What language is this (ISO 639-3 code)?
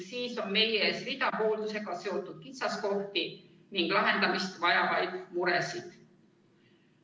est